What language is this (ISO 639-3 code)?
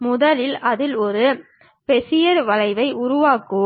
tam